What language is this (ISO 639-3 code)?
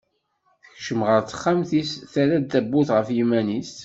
kab